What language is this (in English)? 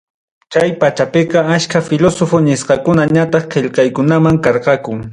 Ayacucho Quechua